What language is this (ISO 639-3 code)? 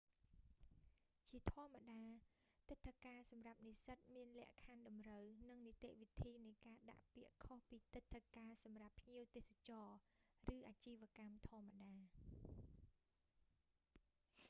khm